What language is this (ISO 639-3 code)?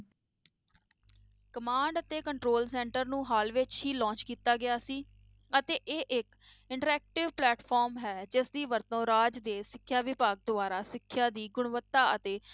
pan